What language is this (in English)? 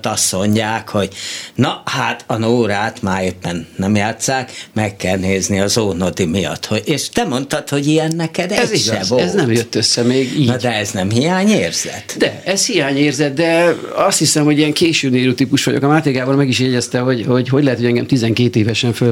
Hungarian